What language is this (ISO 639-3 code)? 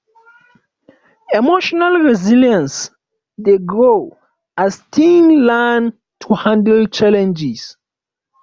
pcm